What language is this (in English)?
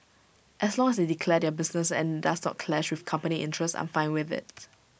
English